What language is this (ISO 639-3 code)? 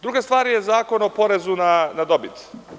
srp